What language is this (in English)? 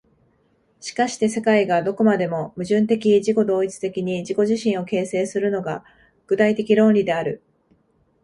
Japanese